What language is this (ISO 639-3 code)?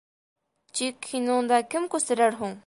bak